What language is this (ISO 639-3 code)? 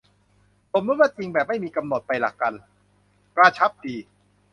tha